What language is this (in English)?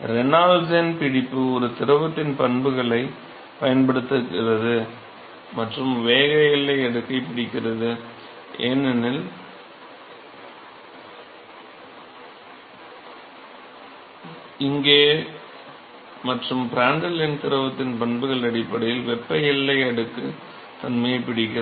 Tamil